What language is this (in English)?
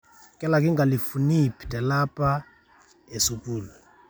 Masai